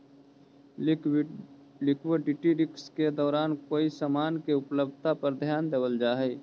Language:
Magahi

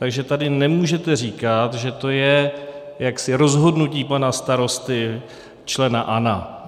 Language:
Czech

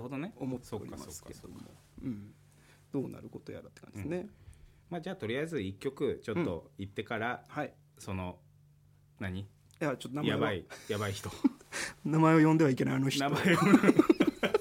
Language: Japanese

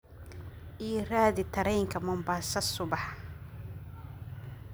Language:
Somali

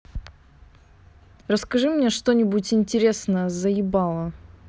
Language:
Russian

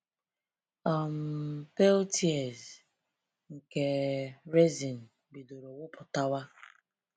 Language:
Igbo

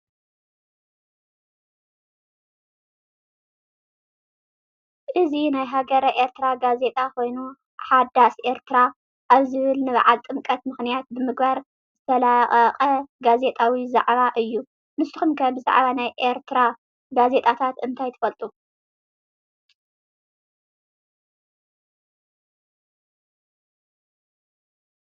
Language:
Tigrinya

